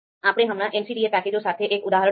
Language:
Gujarati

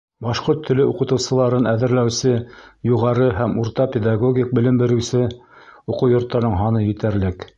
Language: Bashkir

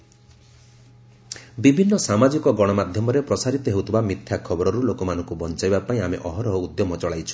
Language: Odia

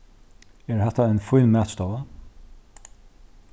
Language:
Faroese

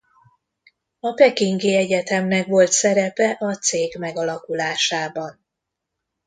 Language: Hungarian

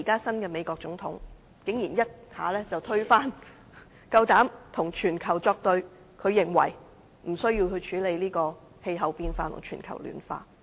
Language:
Cantonese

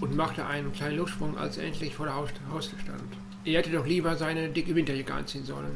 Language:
German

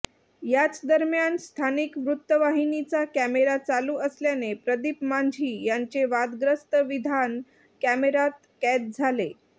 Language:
Marathi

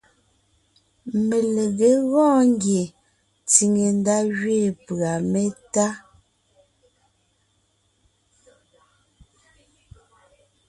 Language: Ngiemboon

